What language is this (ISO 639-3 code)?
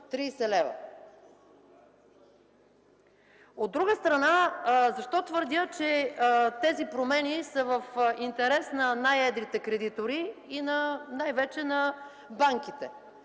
bul